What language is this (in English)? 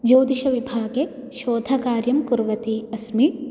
Sanskrit